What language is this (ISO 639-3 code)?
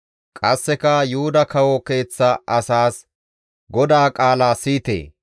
gmv